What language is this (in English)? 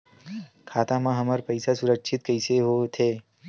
Chhattisgarhi